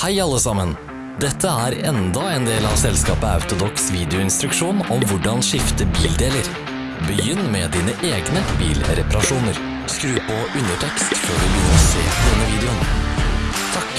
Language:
Norwegian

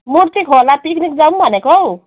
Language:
Nepali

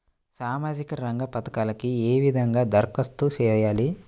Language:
Telugu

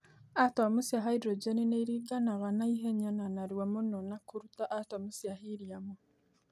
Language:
Kikuyu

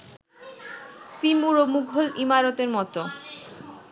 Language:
Bangla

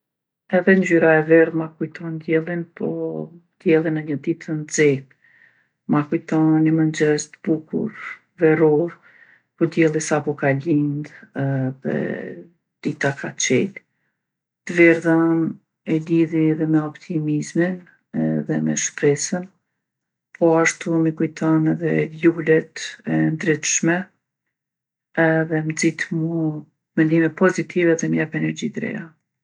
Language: Gheg Albanian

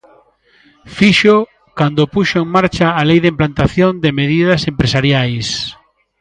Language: Galician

